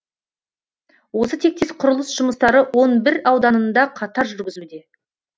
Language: Kazakh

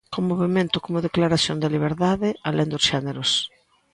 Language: Galician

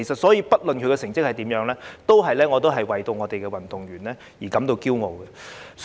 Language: Cantonese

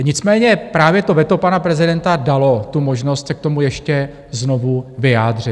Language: Czech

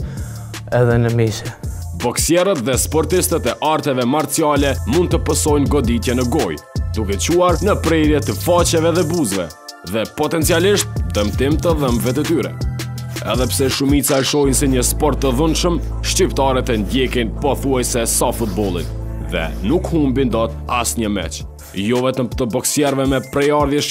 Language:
Romanian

